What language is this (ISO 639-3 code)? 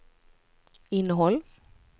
swe